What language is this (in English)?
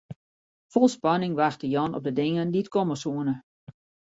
Western Frisian